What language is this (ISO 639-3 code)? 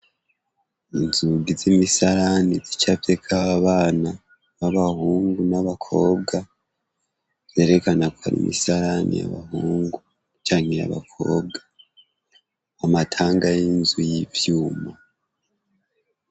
run